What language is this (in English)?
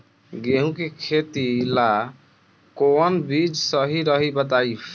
Bhojpuri